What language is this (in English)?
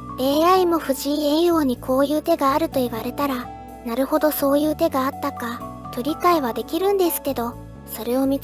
Japanese